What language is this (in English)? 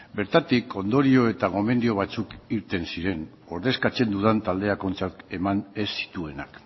Basque